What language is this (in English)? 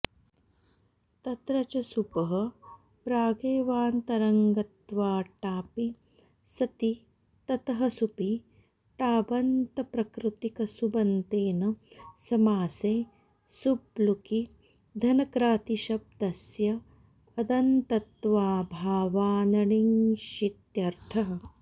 Sanskrit